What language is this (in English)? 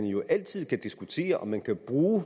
Danish